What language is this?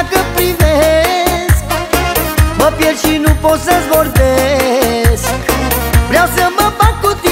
Romanian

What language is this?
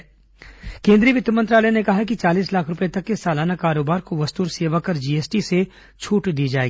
Hindi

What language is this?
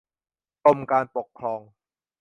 Thai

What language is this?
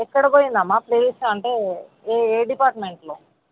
Telugu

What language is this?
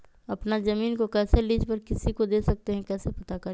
Magahi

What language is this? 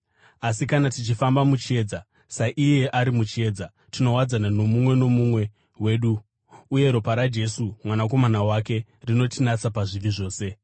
Shona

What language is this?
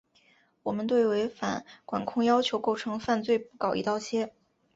Chinese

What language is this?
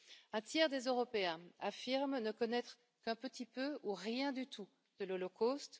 French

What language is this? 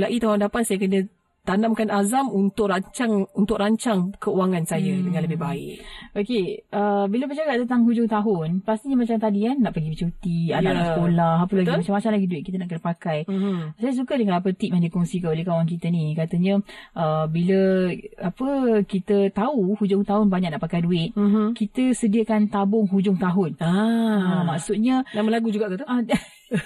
Malay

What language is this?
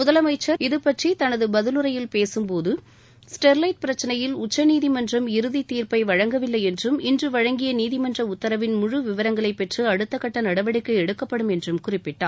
Tamil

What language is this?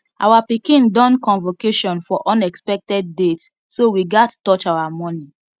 Nigerian Pidgin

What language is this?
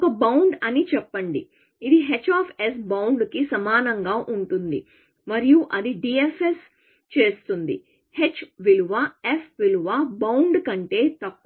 Telugu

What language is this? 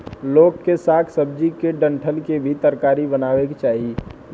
Bhojpuri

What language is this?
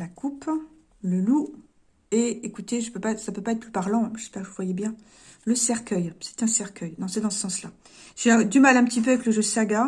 French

